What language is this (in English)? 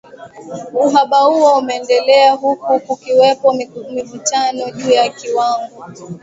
Swahili